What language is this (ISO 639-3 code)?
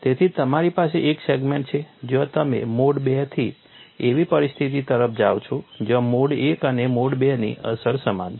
guj